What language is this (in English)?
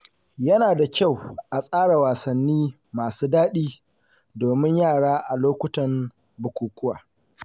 Hausa